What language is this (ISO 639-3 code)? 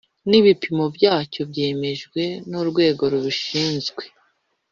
kin